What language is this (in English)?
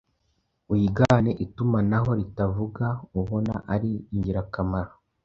Kinyarwanda